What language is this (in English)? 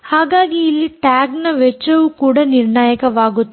Kannada